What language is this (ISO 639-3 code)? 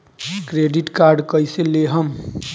bho